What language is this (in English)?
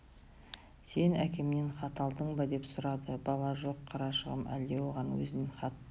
Kazakh